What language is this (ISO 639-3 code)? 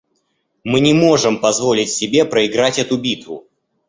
rus